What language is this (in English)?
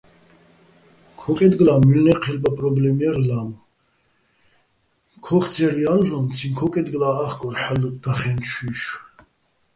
Bats